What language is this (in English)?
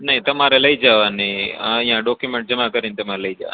Gujarati